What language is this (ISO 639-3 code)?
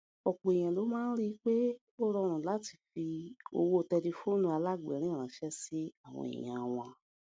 yor